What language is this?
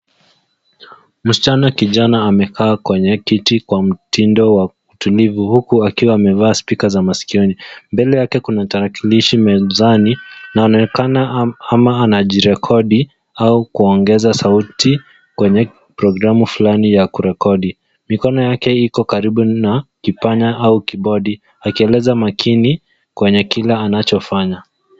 Swahili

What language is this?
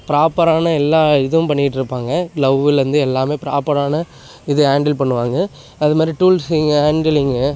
Tamil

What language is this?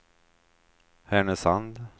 Swedish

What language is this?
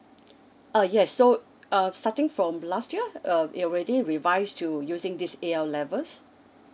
English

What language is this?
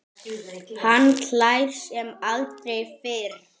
Icelandic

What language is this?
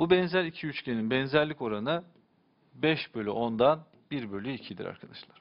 Turkish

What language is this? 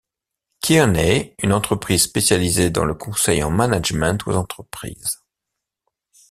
French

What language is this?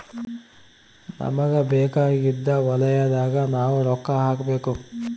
Kannada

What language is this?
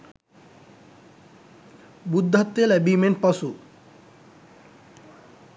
Sinhala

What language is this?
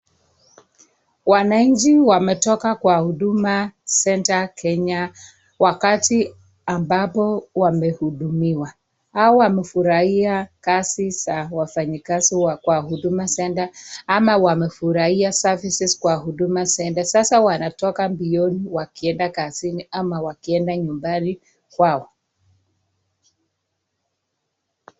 Swahili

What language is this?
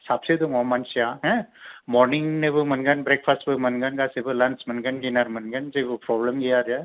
Bodo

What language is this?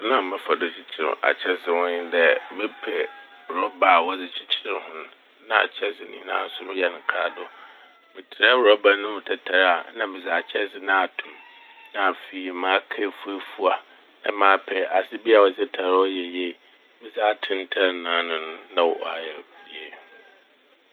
Akan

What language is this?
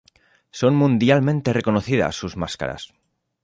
Spanish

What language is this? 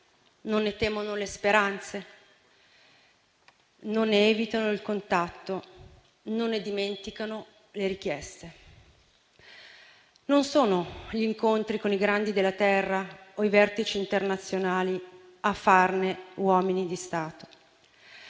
Italian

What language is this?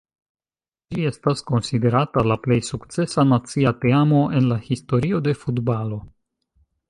Esperanto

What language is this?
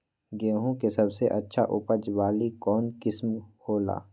Magahi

